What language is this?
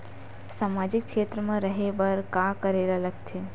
Chhattisgarhi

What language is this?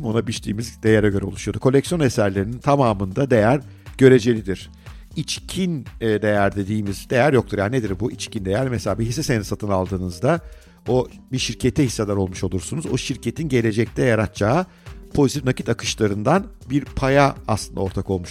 Turkish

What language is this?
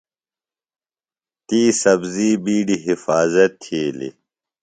Phalura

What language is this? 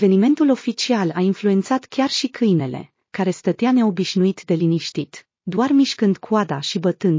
Romanian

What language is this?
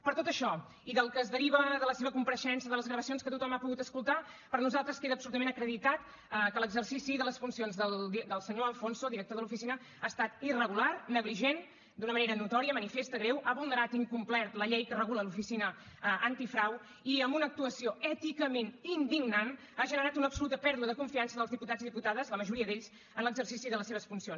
Catalan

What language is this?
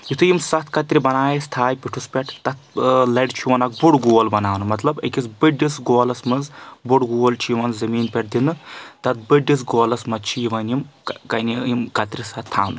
Kashmiri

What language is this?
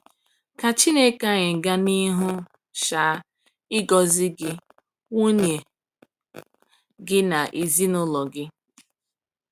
Igbo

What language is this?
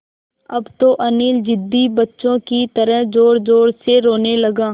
Hindi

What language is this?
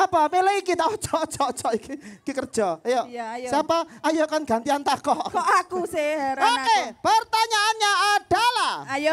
Indonesian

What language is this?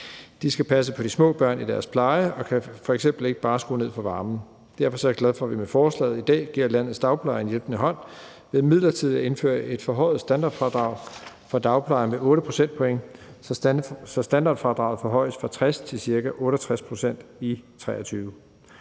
Danish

